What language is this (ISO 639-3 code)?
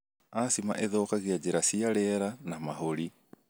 kik